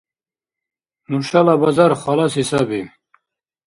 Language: Dargwa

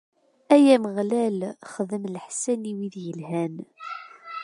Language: Kabyle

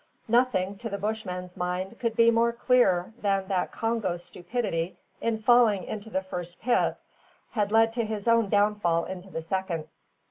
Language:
English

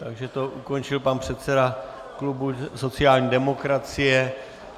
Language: Czech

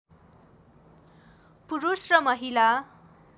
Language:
Nepali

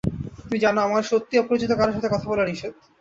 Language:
Bangla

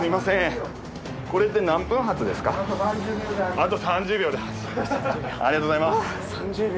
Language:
Japanese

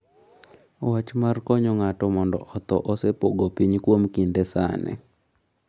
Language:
Luo (Kenya and Tanzania)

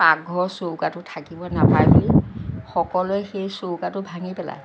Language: Assamese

